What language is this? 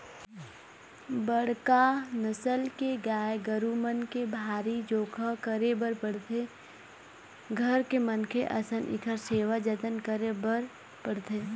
Chhattisgarhi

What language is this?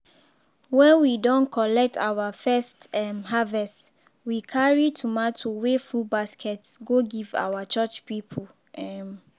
Nigerian Pidgin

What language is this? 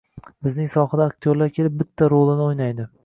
Uzbek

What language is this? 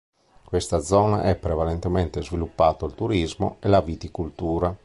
Italian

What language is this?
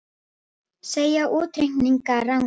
Icelandic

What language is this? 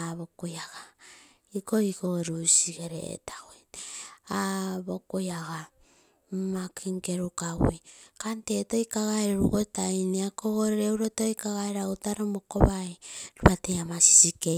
Terei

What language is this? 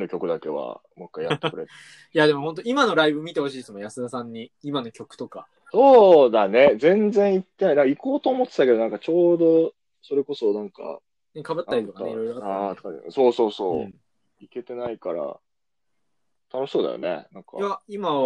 Japanese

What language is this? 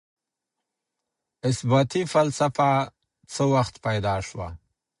Pashto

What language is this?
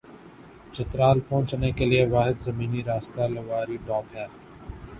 Urdu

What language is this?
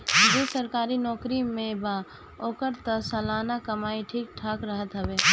Bhojpuri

